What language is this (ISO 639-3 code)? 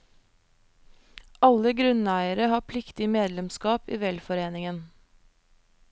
nor